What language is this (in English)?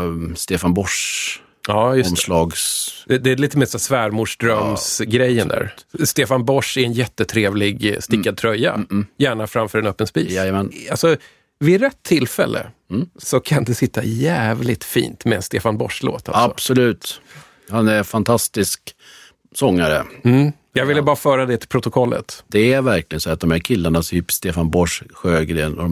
Swedish